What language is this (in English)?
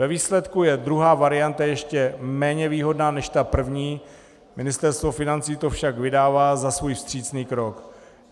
Czech